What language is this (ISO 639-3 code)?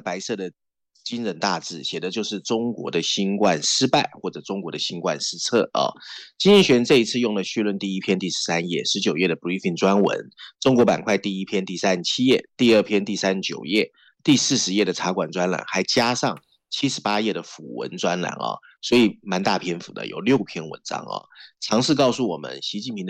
zho